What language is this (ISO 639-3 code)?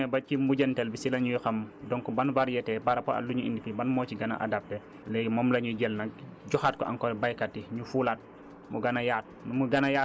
wol